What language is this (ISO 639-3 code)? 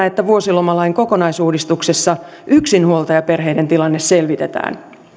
fin